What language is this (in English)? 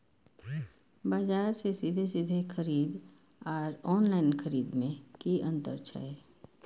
Maithili